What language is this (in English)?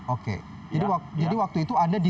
Indonesian